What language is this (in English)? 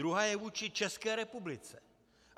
Czech